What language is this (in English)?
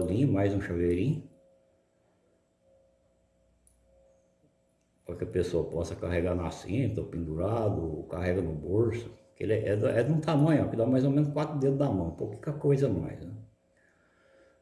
Portuguese